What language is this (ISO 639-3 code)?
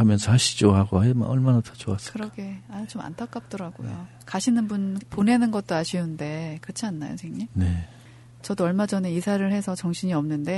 kor